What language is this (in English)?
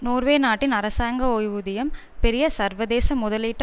Tamil